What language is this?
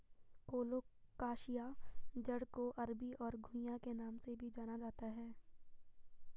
Hindi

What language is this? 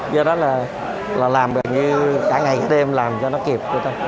Vietnamese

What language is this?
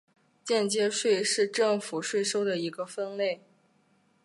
Chinese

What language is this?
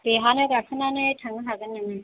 Bodo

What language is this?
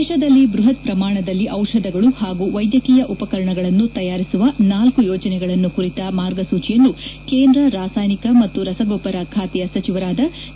Kannada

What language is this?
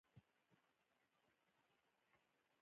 Pashto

